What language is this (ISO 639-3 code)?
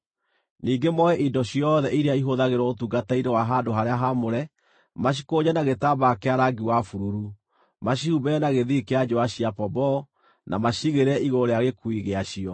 kik